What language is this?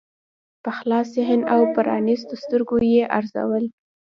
Pashto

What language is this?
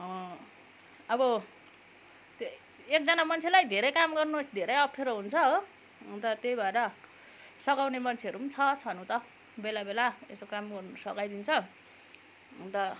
Nepali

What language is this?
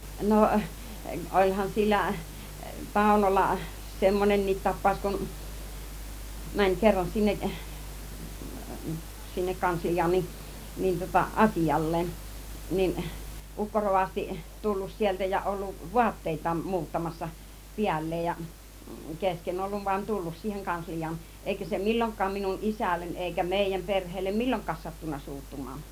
Finnish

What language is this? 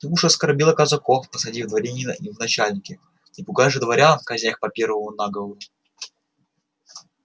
Russian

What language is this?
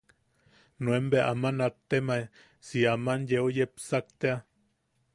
Yaqui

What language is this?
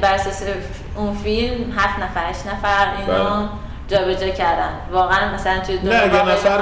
Persian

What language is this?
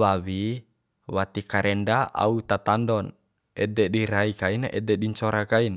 Bima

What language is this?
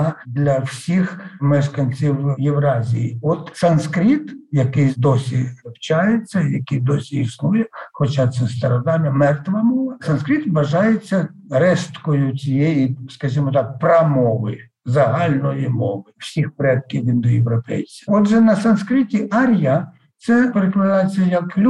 Ukrainian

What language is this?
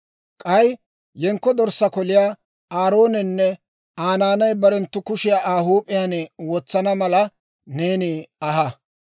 Dawro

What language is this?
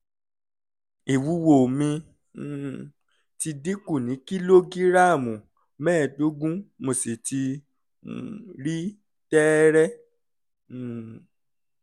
Yoruba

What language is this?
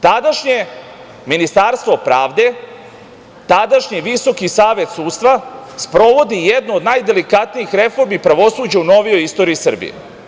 Serbian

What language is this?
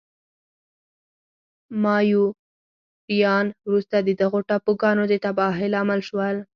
Pashto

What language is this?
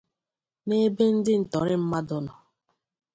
Igbo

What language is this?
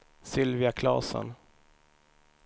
Swedish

